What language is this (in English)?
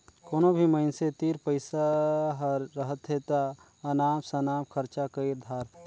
Chhattisgarhi